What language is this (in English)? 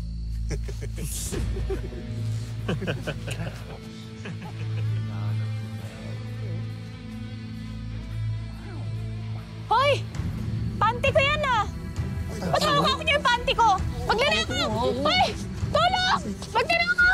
Filipino